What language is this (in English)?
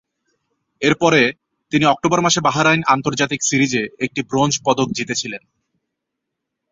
Bangla